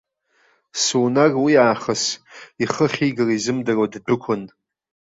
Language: Abkhazian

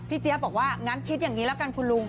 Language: Thai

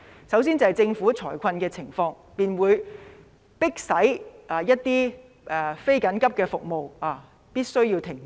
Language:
Cantonese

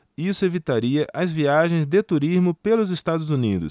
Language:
Portuguese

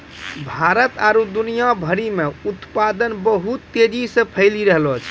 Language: Maithili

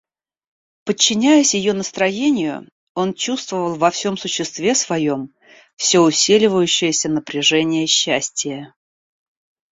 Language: Russian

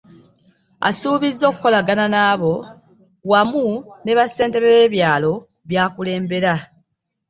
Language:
Ganda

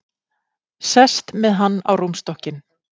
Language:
Icelandic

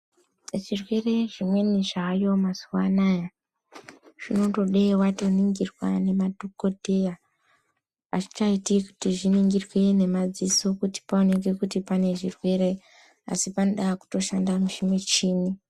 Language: Ndau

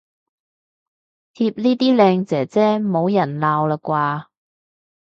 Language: Cantonese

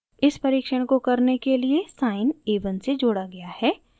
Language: Hindi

